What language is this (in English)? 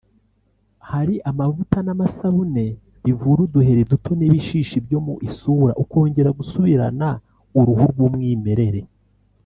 Kinyarwanda